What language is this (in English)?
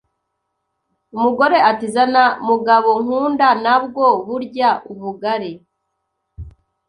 Kinyarwanda